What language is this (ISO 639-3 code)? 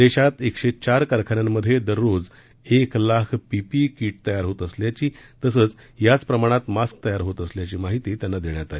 mar